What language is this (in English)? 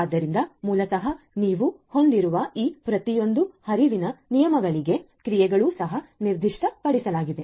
Kannada